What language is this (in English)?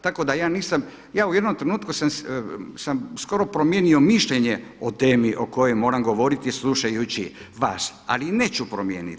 Croatian